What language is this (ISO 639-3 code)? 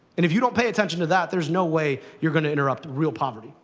eng